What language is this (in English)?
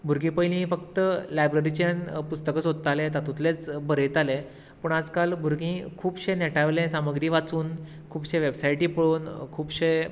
Konkani